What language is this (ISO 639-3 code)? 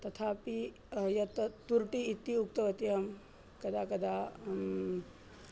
san